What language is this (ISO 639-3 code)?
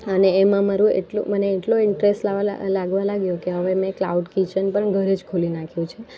guj